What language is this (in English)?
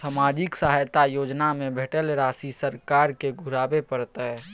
Maithili